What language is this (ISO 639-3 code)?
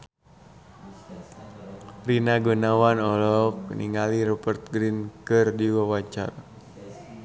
sun